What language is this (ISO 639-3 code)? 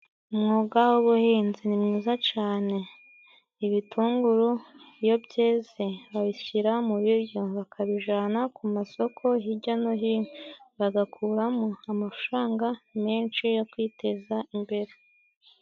kin